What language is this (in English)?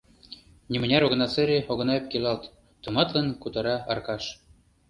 Mari